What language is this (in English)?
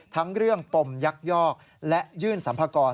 Thai